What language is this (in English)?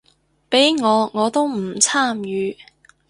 Cantonese